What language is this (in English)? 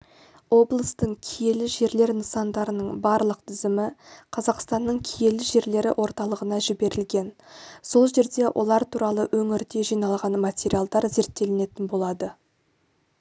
Kazakh